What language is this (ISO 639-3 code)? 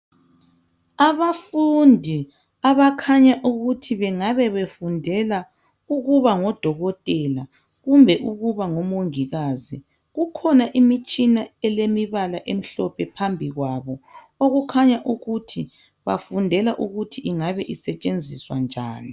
nde